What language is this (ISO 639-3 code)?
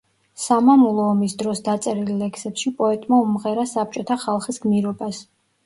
kat